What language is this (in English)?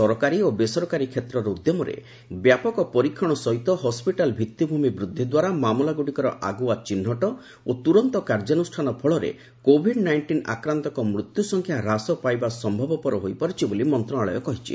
Odia